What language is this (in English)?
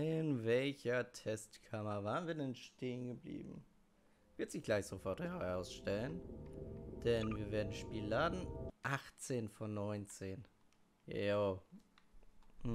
German